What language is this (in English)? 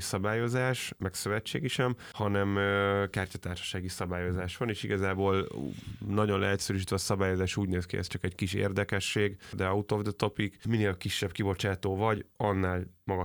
Hungarian